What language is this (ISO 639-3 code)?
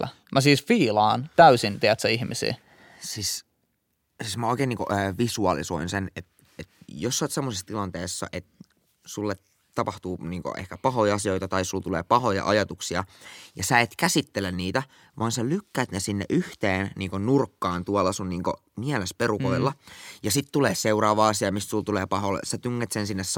fin